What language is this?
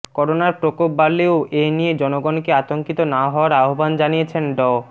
Bangla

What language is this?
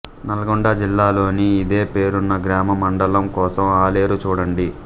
Telugu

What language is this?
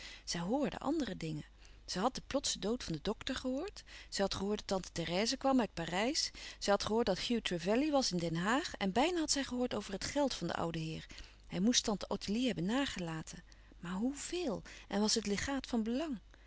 Dutch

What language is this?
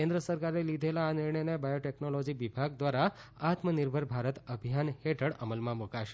Gujarati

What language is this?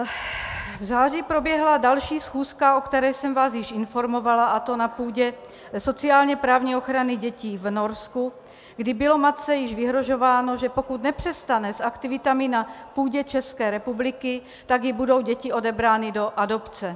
Czech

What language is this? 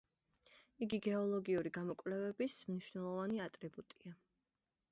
Georgian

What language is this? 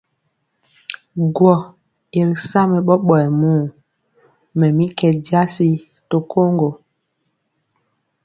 Mpiemo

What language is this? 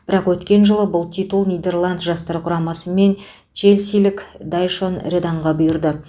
Kazakh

